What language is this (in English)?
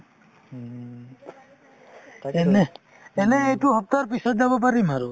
Assamese